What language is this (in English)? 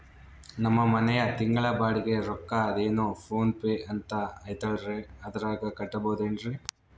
Kannada